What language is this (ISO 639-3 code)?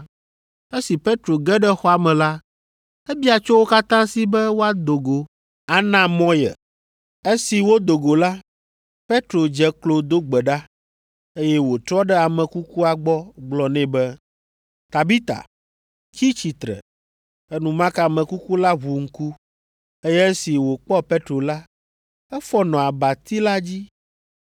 ewe